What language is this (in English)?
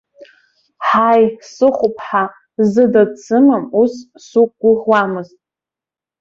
Abkhazian